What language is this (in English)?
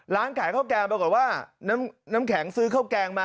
Thai